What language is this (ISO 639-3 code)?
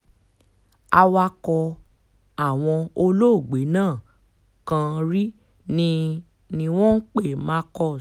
yor